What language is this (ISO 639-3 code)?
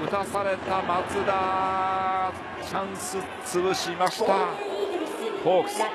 jpn